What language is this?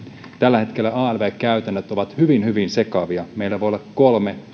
Finnish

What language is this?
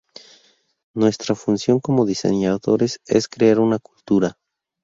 Spanish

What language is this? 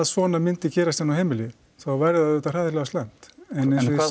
Icelandic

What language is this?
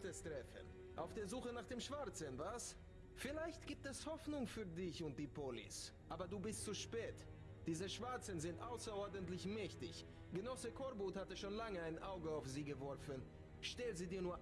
German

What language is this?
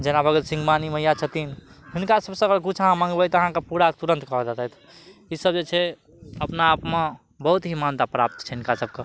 Maithili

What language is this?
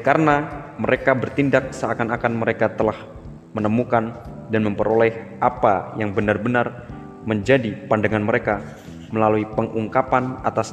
Indonesian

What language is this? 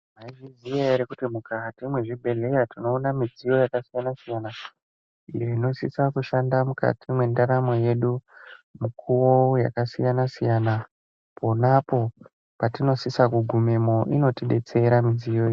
Ndau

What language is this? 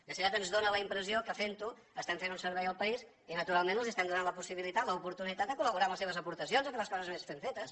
Catalan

